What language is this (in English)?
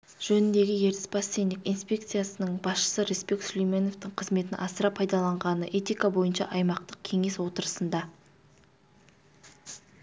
Kazakh